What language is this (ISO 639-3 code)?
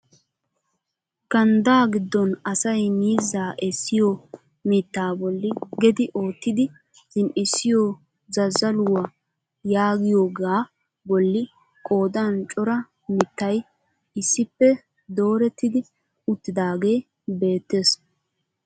wal